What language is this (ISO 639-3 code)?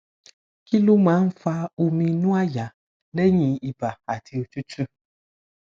yor